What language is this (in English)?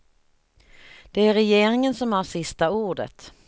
Swedish